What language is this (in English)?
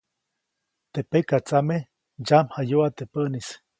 Copainalá Zoque